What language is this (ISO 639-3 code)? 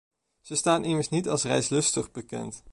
nld